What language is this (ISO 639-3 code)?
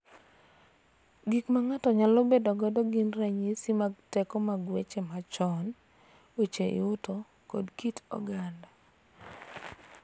luo